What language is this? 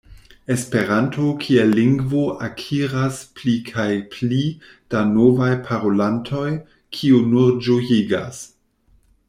Esperanto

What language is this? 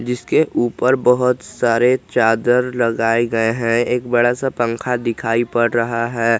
Hindi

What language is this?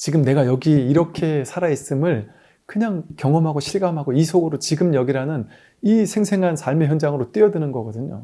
Korean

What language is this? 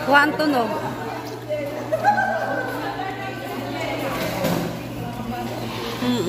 Filipino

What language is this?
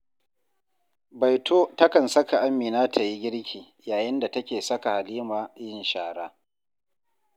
Hausa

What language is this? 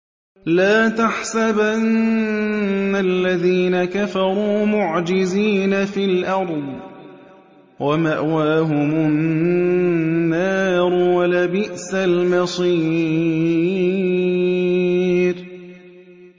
Arabic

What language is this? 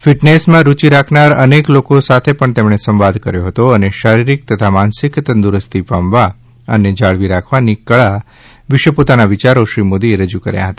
Gujarati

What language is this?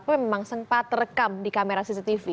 Indonesian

